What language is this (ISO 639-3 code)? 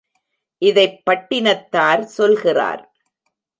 tam